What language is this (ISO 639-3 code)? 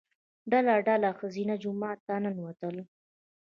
pus